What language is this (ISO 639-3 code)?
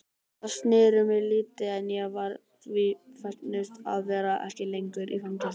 isl